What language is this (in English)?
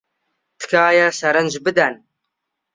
Central Kurdish